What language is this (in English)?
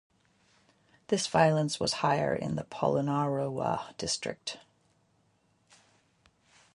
English